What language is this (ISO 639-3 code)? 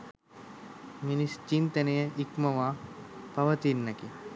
sin